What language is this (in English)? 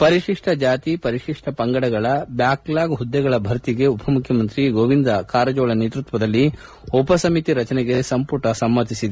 Kannada